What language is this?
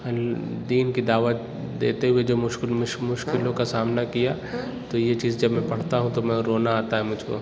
Urdu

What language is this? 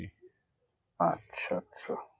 Bangla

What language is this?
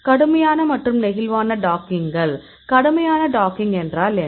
Tamil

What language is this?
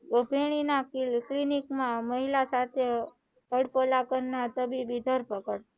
Gujarati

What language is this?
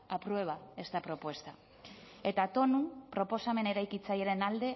Basque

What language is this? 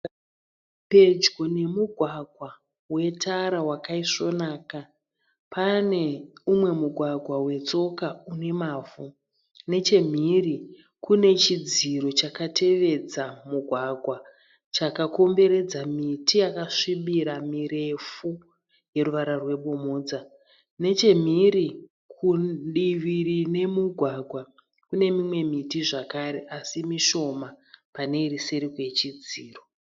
Shona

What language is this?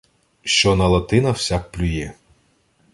Ukrainian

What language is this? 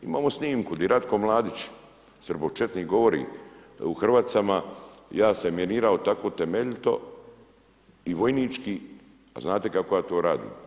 Croatian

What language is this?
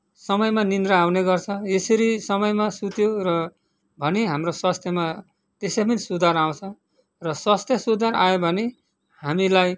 Nepali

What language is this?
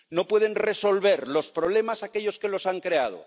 Spanish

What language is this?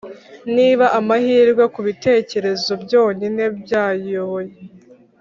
Kinyarwanda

